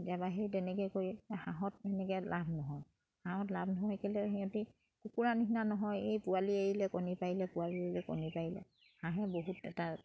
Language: Assamese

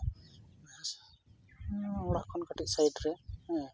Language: Santali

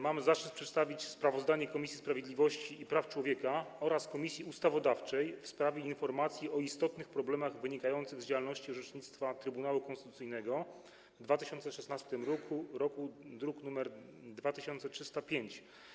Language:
Polish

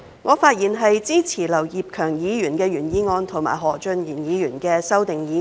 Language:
Cantonese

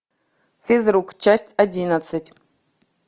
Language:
Russian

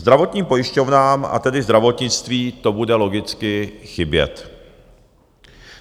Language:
Czech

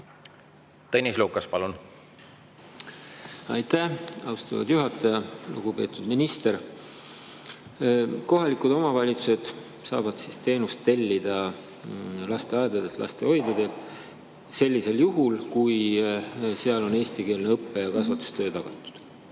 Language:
Estonian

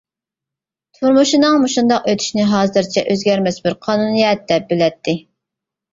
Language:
Uyghur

